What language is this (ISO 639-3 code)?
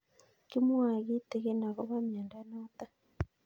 kln